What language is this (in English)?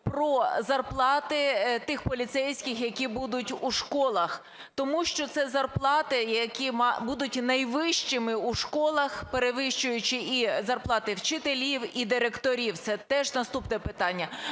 Ukrainian